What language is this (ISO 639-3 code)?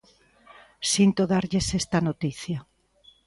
glg